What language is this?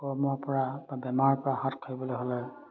Assamese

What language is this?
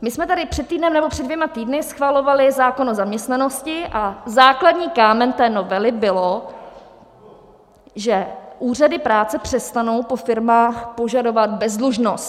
Czech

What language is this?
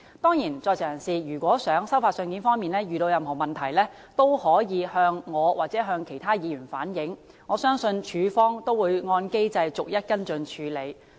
Cantonese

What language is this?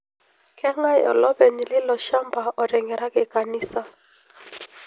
Masai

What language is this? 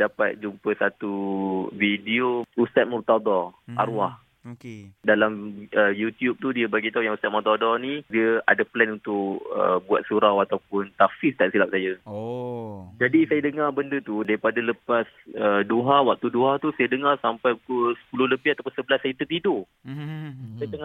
Malay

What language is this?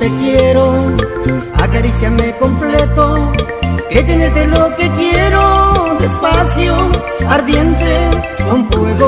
Spanish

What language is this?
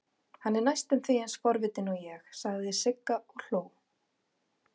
Icelandic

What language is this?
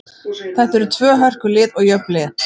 Icelandic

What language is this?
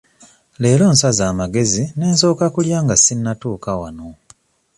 Ganda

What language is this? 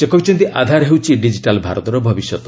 Odia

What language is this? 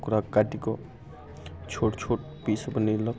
Maithili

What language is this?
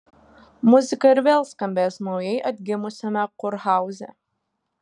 Lithuanian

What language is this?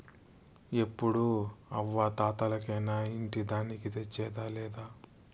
Telugu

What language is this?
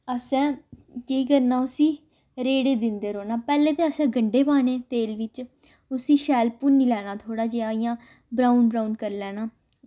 Dogri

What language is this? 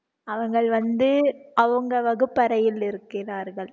Tamil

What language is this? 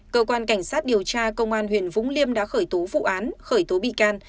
Vietnamese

